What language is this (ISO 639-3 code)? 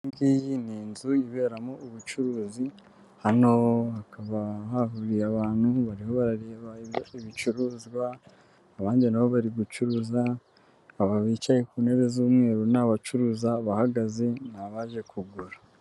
kin